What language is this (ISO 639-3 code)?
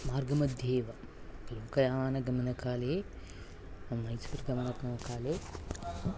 san